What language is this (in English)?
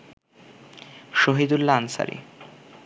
Bangla